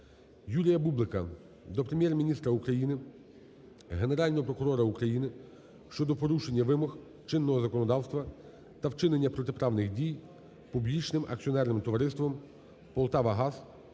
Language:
Ukrainian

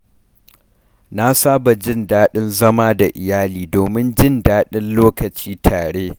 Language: Hausa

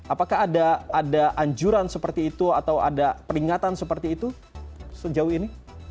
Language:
Indonesian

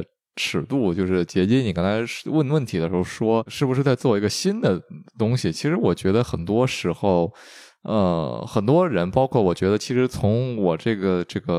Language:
Chinese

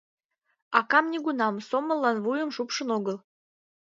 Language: Mari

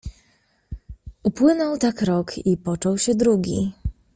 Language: Polish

